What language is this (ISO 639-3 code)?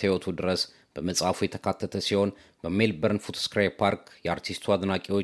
amh